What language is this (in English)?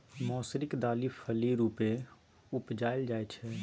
Maithili